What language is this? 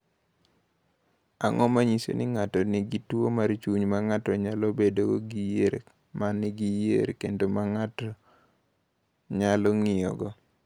Luo (Kenya and Tanzania)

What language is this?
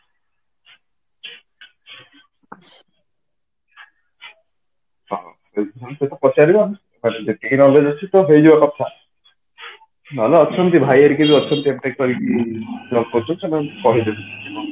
Odia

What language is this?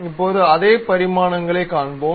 Tamil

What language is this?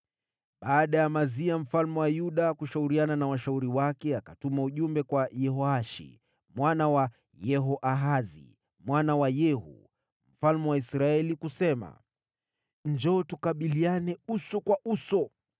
Swahili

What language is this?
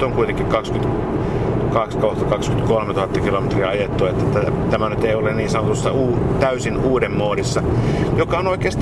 Finnish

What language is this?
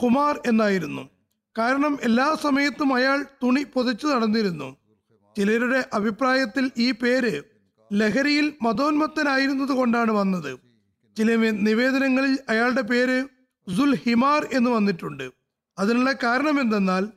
Malayalam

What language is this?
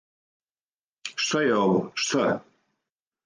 Serbian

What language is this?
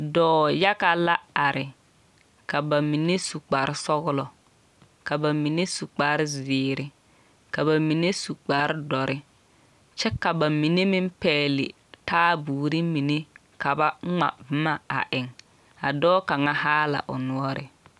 Southern Dagaare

